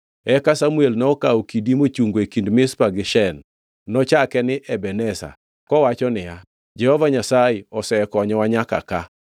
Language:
Luo (Kenya and Tanzania)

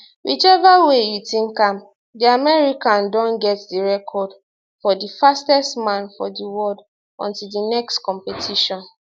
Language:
Nigerian Pidgin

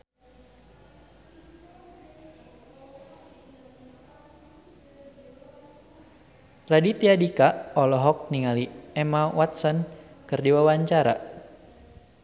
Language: Sundanese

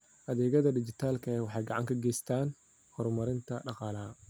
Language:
Somali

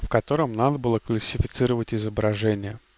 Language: Russian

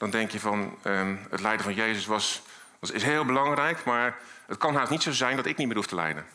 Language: Dutch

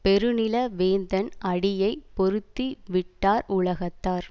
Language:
Tamil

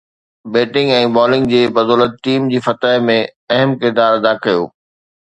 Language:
Sindhi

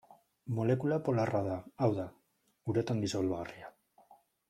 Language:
Basque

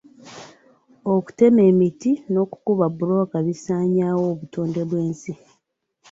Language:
Ganda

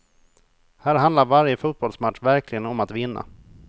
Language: Swedish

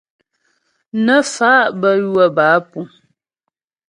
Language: Ghomala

